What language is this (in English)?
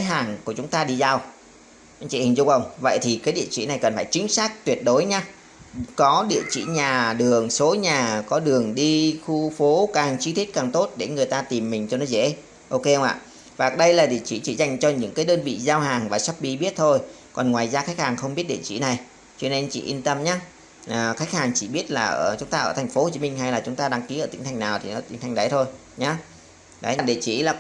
Vietnamese